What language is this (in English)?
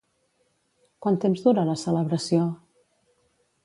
Catalan